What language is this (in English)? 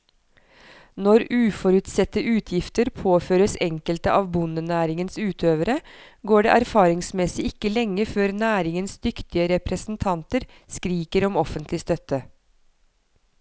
Norwegian